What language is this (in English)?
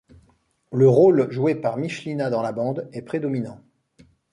French